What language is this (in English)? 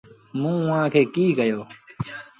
Sindhi Bhil